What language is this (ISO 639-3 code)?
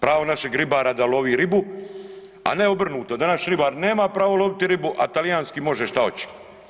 hrv